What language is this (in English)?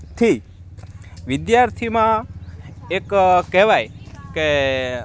Gujarati